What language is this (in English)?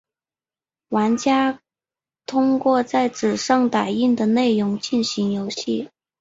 Chinese